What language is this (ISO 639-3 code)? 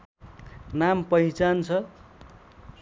nep